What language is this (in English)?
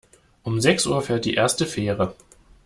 German